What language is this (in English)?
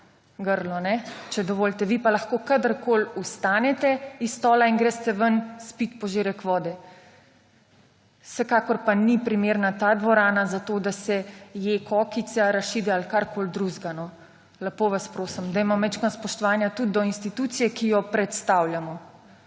Slovenian